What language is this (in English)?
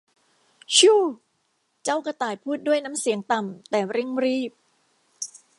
Thai